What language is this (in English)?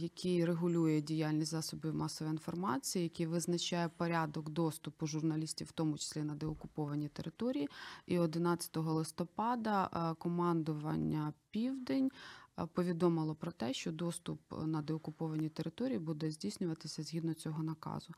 Ukrainian